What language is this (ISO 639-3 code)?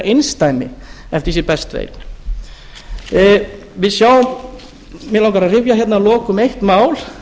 isl